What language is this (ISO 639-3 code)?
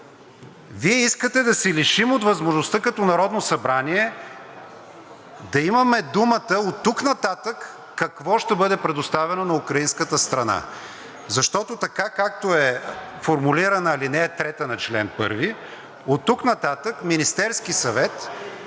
bul